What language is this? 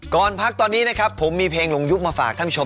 Thai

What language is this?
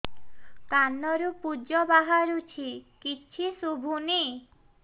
Odia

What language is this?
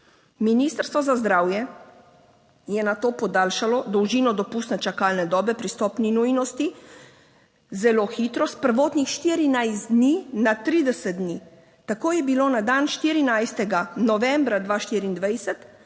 Slovenian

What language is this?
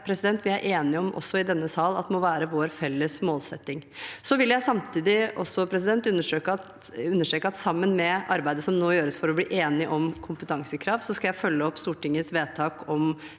Norwegian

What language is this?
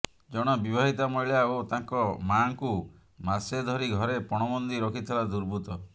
Odia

